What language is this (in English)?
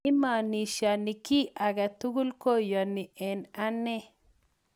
Kalenjin